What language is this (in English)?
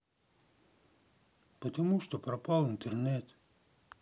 Russian